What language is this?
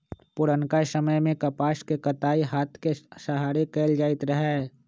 Magahi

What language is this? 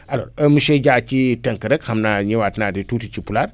Wolof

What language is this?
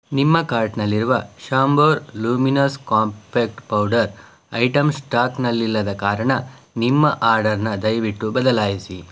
Kannada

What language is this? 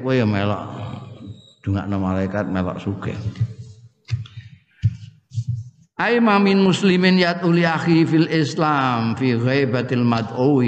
Indonesian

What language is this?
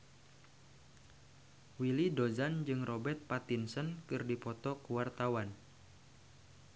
Sundanese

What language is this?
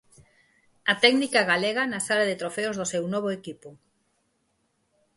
Galician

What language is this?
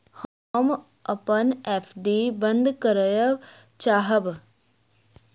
Maithili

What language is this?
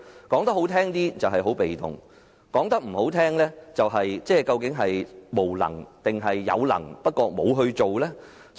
Cantonese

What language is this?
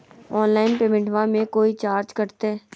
Magahi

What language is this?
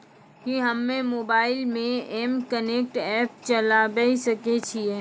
Maithili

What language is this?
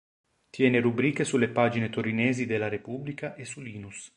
Italian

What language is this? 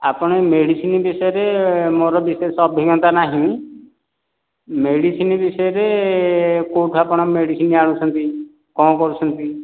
Odia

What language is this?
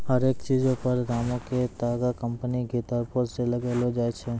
Maithili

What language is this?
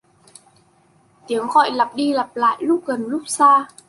Vietnamese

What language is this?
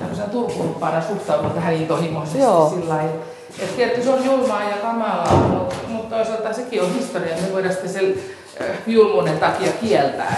Finnish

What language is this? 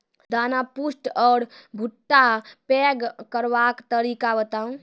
Maithili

